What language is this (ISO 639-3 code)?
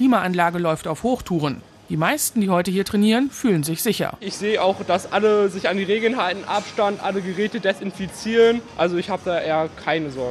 deu